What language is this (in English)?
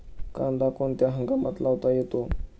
Marathi